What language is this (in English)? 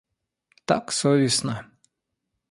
Russian